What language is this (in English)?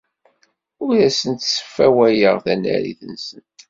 Kabyle